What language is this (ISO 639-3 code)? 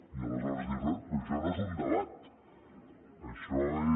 cat